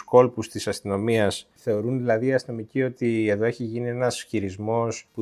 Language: Greek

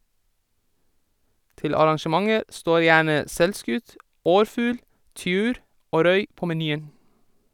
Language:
Norwegian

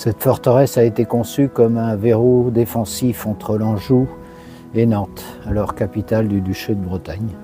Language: French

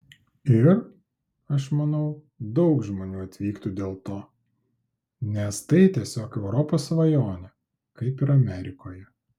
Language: Lithuanian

